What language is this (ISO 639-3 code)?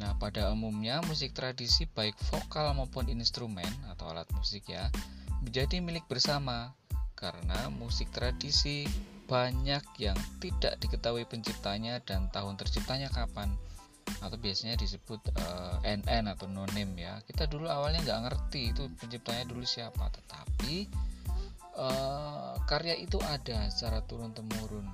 ind